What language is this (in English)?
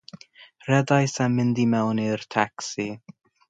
Welsh